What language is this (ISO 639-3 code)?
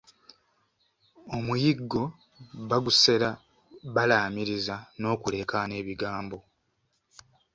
lug